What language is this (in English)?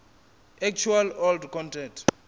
Venda